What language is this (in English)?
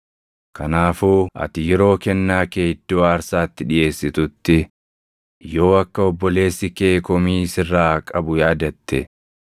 Oromo